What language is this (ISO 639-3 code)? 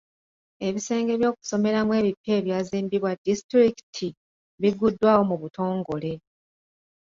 lug